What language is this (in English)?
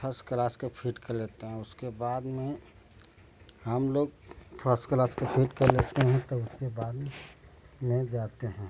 Hindi